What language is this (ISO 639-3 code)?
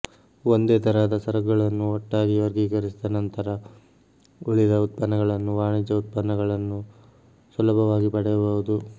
kan